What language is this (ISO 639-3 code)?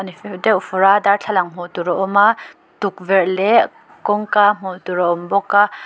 lus